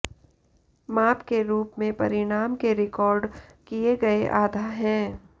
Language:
Hindi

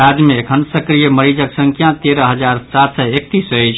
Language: Maithili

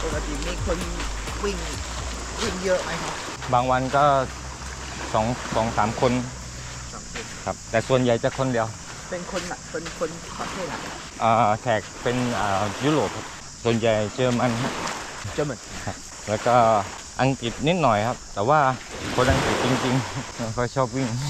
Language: Thai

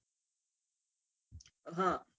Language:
Gujarati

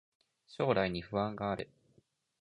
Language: Japanese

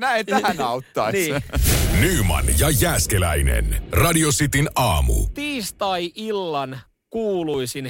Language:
Finnish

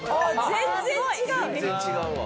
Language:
Japanese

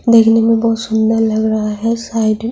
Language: Urdu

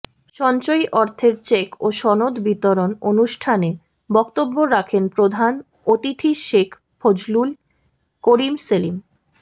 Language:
Bangla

